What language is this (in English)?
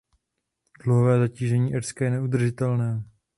Czech